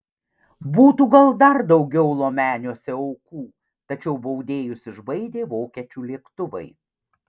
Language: Lithuanian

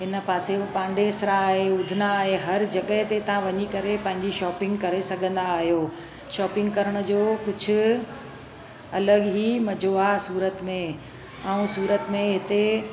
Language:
Sindhi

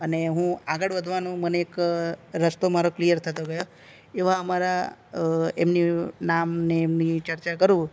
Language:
Gujarati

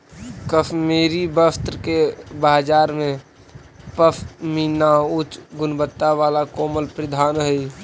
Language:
Magahi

